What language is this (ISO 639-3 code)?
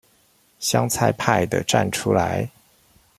zho